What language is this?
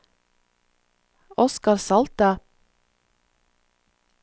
Norwegian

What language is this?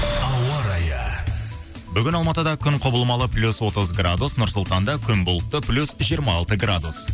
Kazakh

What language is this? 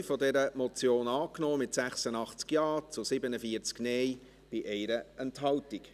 Swiss German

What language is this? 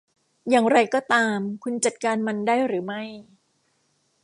Thai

